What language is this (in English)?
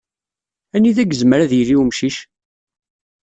Kabyle